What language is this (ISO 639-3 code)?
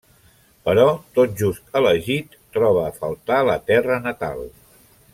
cat